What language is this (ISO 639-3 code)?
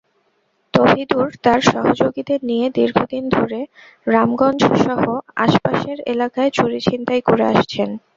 ben